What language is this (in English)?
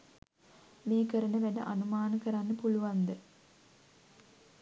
Sinhala